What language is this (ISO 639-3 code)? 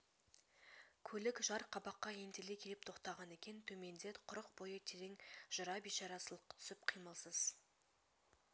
kaz